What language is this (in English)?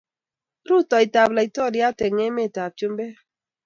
Kalenjin